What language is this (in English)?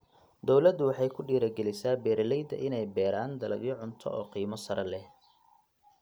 Somali